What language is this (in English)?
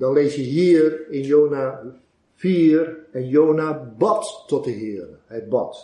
Dutch